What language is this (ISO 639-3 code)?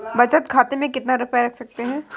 hin